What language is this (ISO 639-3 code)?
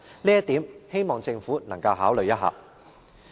yue